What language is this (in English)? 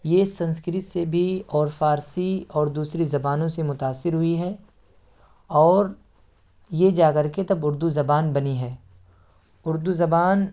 Urdu